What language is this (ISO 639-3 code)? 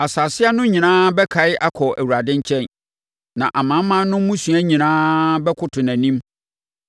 aka